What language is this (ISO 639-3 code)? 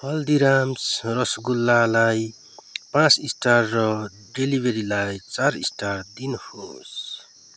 nep